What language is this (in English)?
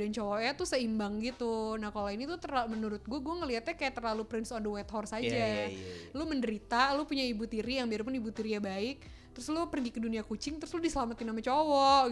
Indonesian